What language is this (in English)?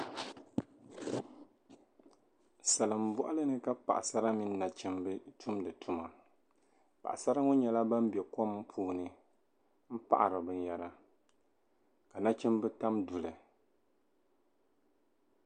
Dagbani